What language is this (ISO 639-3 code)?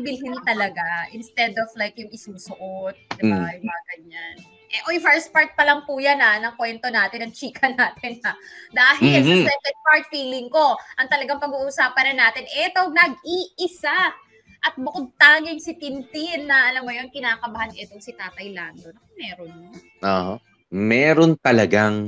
fil